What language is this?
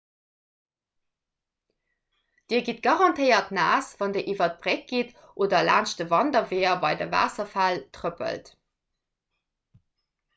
Luxembourgish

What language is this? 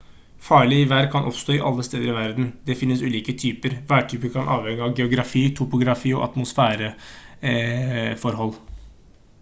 Norwegian Bokmål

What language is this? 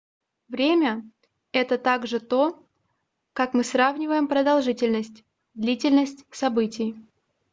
Russian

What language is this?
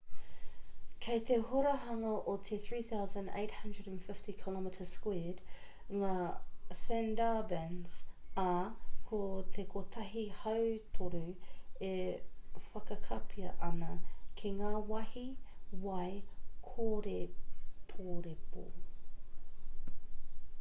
Māori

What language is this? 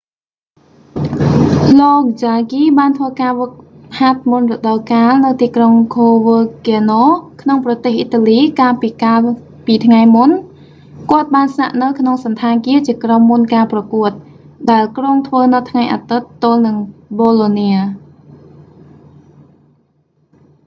Khmer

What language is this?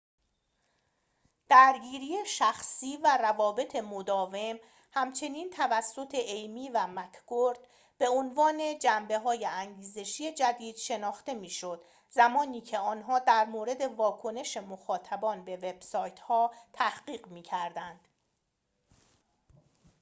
Persian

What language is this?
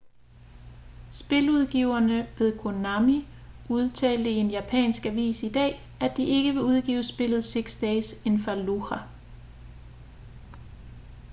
Danish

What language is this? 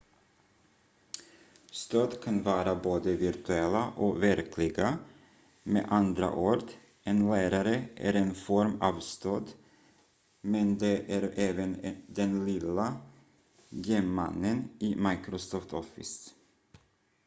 Swedish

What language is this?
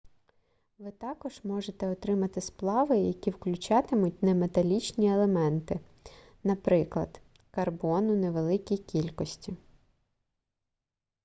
Ukrainian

